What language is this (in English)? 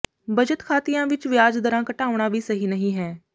Punjabi